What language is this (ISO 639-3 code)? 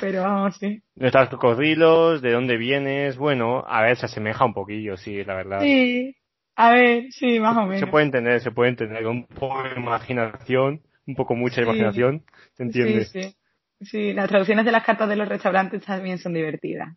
spa